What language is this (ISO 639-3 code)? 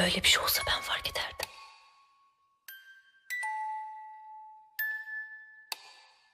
tur